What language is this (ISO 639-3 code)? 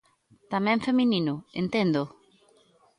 glg